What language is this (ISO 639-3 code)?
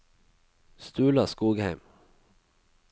nor